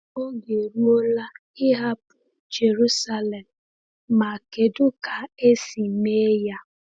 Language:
Igbo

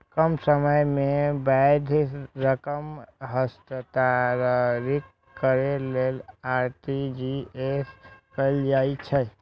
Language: Maithili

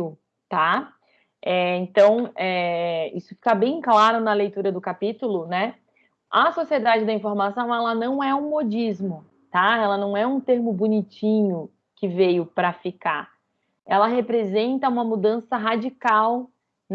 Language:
Portuguese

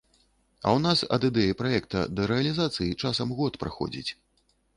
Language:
Belarusian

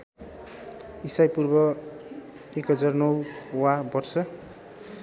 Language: Nepali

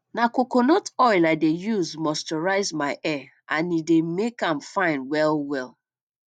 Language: Nigerian Pidgin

